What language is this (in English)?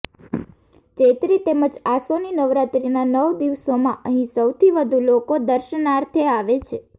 Gujarati